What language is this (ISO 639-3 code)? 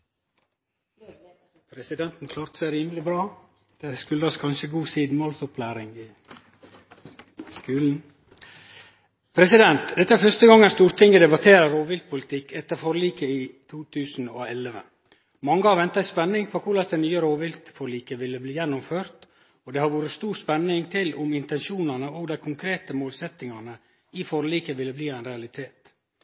nno